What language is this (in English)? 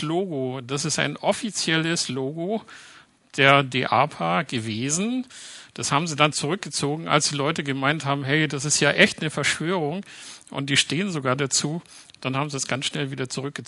German